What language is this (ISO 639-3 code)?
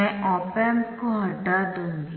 hin